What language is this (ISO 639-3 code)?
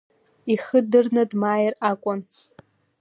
abk